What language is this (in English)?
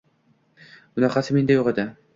Uzbek